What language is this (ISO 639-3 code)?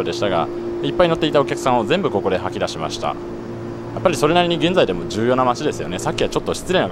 jpn